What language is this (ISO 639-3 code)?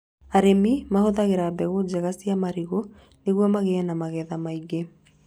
kik